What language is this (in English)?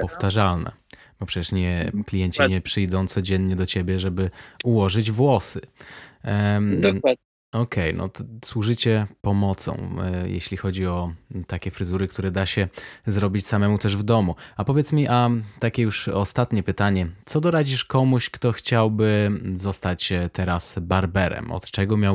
Polish